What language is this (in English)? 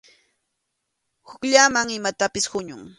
Arequipa-La Unión Quechua